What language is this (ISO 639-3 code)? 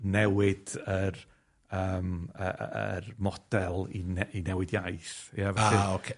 cym